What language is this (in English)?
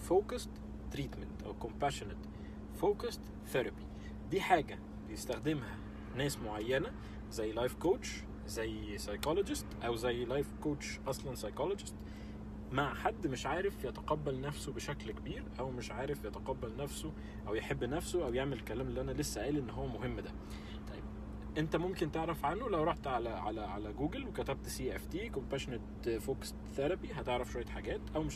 Arabic